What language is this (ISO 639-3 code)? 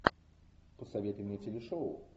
rus